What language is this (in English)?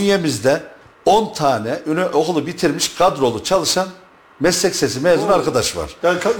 Turkish